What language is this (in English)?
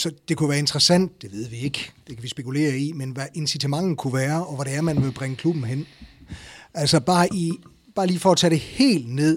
Danish